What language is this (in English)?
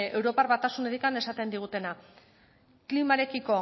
Basque